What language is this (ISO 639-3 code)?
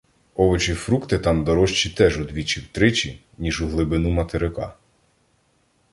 ukr